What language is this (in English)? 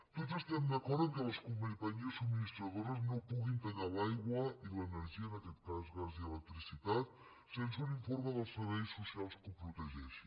Catalan